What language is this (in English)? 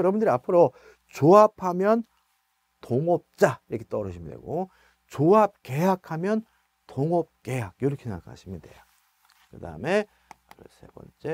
Korean